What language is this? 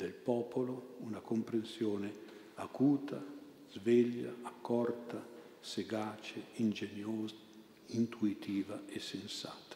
Italian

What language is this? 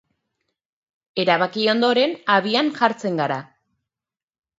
Basque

